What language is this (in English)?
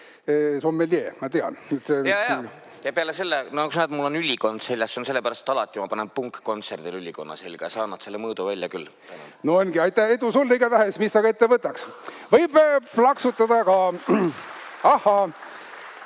Estonian